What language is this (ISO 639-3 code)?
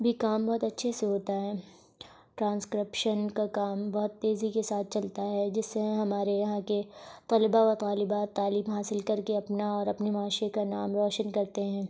urd